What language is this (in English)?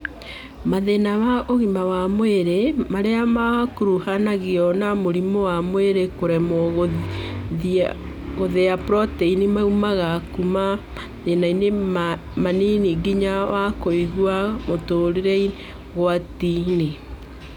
Kikuyu